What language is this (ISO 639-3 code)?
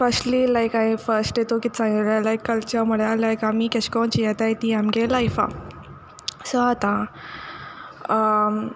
kok